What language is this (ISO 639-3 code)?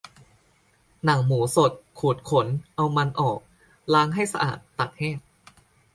tha